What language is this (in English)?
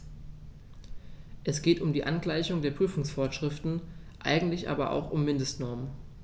German